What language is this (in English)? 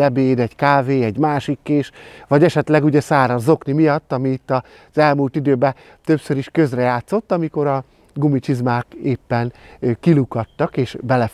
Hungarian